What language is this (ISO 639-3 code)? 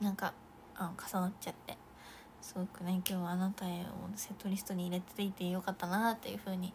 jpn